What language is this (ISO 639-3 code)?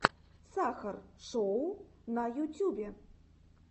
rus